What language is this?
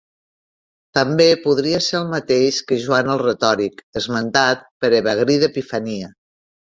Catalan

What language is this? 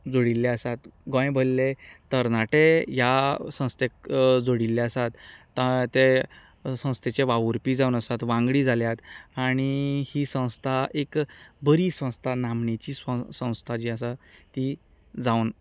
Konkani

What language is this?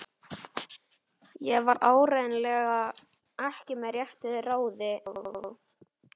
Icelandic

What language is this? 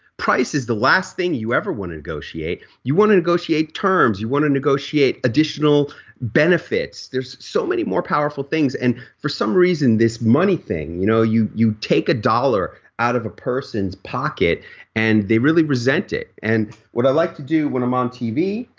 English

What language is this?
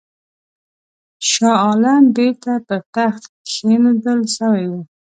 Pashto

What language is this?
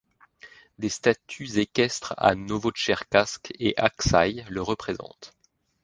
French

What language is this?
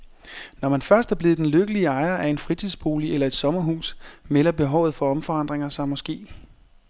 Danish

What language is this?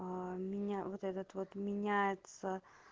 Russian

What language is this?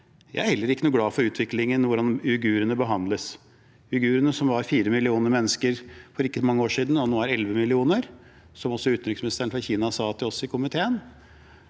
Norwegian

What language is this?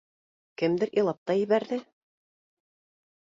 Bashkir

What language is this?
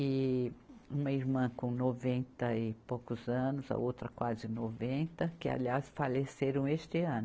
Portuguese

